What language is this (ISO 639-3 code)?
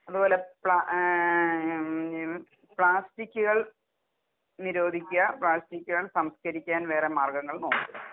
mal